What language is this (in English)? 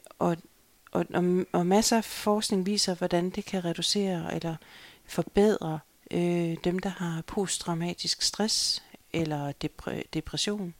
Danish